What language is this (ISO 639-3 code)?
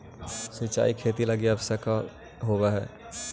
mag